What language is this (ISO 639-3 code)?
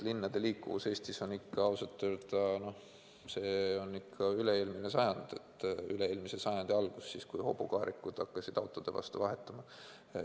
est